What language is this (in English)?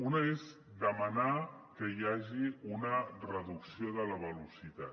Catalan